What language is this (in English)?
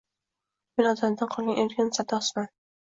Uzbek